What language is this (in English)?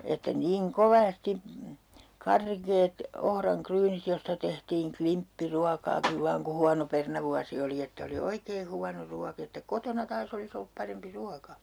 Finnish